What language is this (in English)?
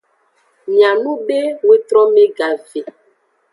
Aja (Benin)